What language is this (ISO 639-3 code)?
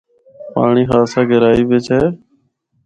hno